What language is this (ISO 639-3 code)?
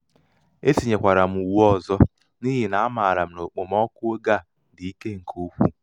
ibo